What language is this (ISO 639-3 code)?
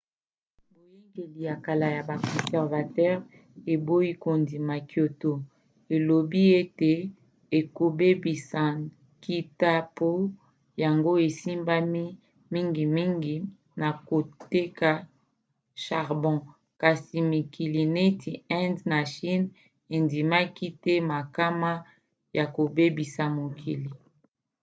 lin